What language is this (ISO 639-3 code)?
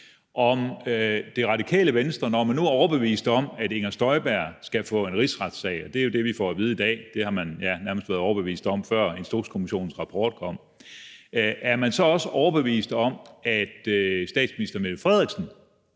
dan